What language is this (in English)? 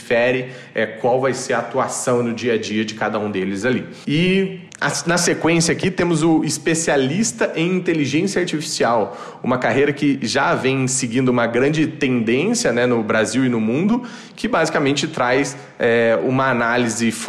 Portuguese